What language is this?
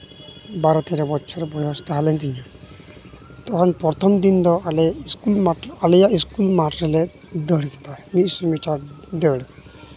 Santali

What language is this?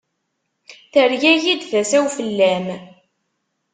Kabyle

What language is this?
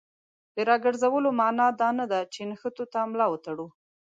Pashto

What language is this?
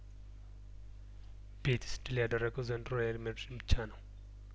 Amharic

